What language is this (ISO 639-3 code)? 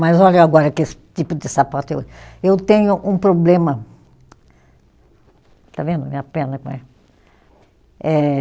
por